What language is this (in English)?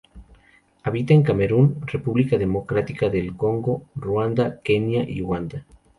Spanish